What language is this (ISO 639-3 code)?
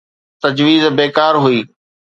snd